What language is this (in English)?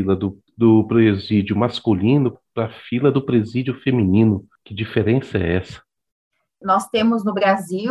Portuguese